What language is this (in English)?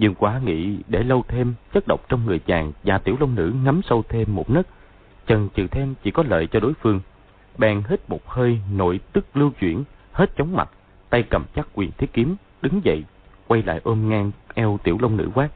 Vietnamese